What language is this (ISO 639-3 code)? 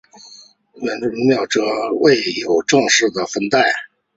zho